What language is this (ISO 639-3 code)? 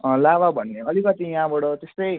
nep